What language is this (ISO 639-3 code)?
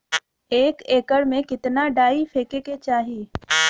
bho